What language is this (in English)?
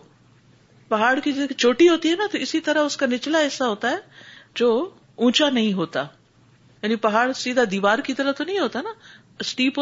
Urdu